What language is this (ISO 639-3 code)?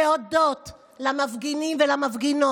heb